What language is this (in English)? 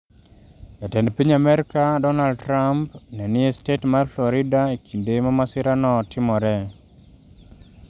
Luo (Kenya and Tanzania)